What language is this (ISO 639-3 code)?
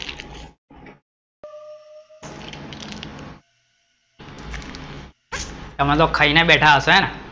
guj